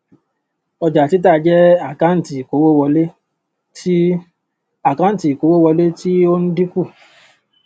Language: Yoruba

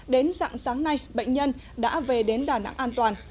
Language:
Vietnamese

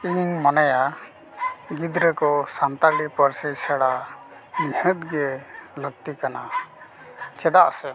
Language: Santali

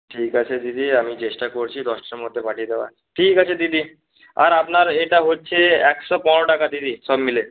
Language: Bangla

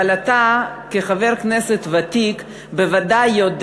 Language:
Hebrew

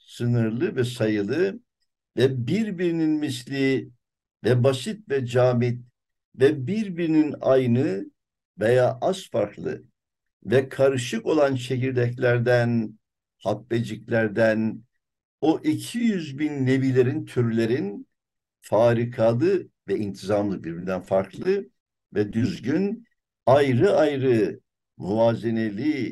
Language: Turkish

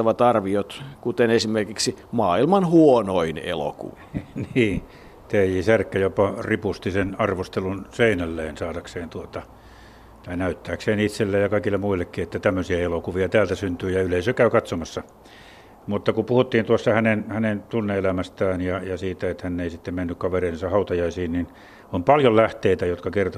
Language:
Finnish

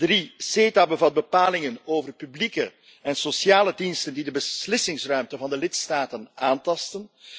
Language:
Dutch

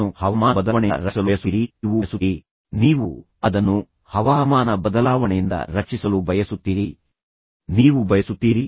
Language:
Kannada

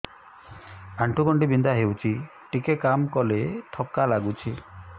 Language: Odia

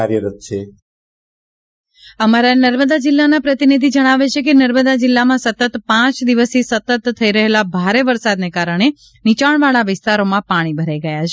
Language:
Gujarati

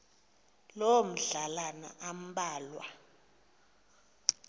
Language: Xhosa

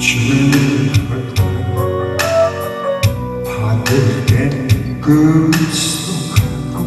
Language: Korean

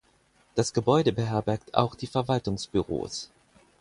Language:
German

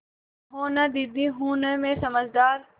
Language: Hindi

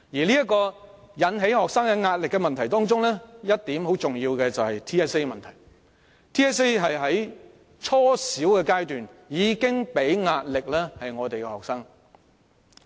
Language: Cantonese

